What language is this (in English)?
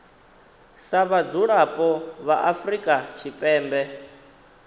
Venda